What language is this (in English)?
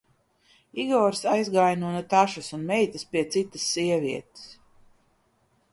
Latvian